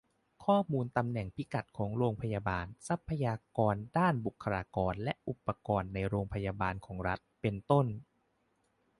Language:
Thai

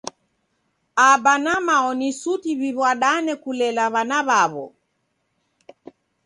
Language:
Taita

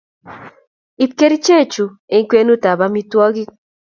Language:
Kalenjin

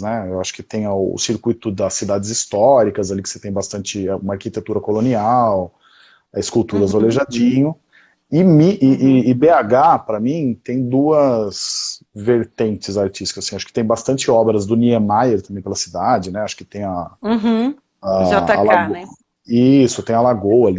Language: Portuguese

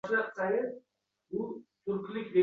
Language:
Uzbek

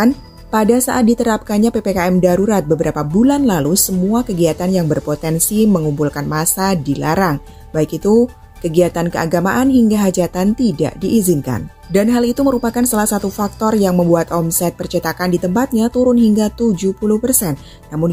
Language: Indonesian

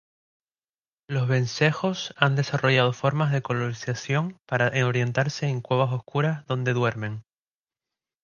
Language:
Spanish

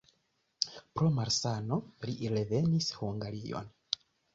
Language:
Esperanto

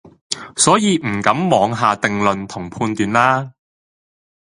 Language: Cantonese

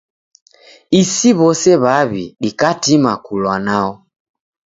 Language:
Taita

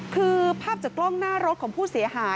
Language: Thai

